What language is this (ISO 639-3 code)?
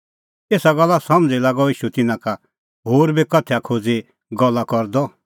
kfx